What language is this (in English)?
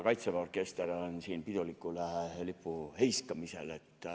Estonian